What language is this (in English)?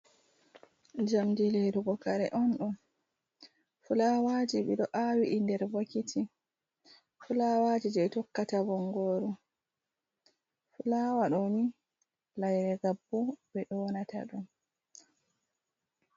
Fula